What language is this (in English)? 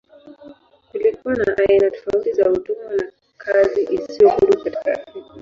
Swahili